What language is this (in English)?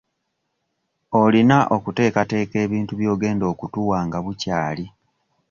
Ganda